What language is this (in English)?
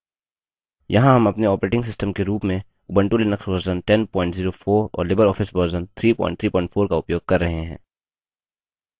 Hindi